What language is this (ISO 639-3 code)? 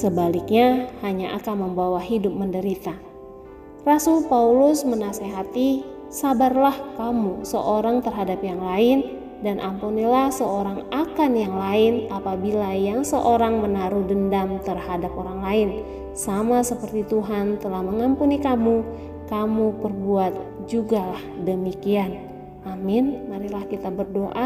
ind